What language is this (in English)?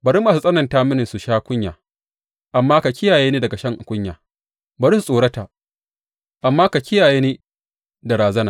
Hausa